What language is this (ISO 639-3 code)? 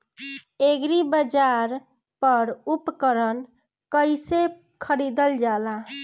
bho